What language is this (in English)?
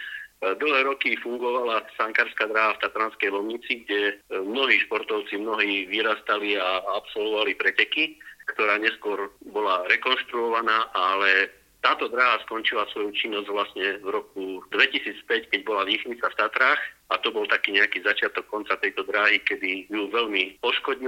Slovak